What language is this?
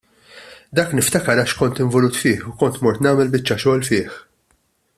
Maltese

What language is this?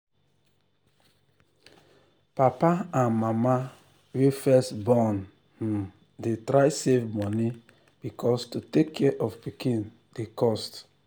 Nigerian Pidgin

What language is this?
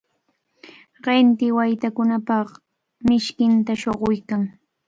Cajatambo North Lima Quechua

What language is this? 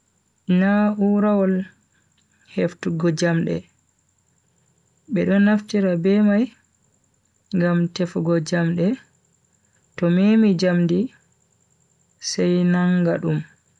Bagirmi Fulfulde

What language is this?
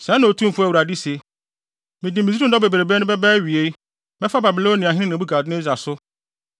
Akan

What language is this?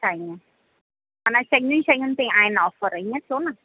Sindhi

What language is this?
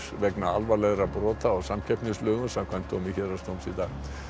Icelandic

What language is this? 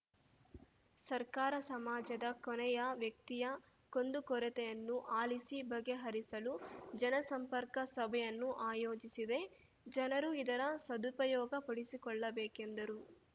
Kannada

